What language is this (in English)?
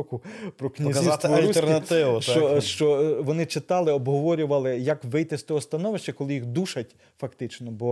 Ukrainian